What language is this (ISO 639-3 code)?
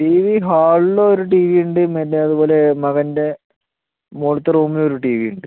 mal